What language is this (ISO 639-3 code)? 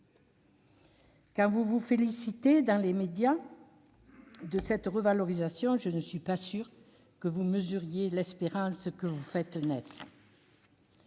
fra